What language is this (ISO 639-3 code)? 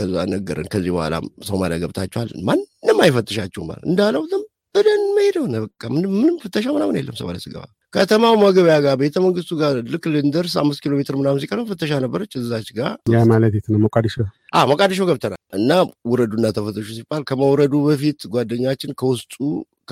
amh